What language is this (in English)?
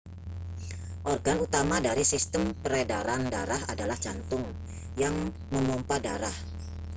Indonesian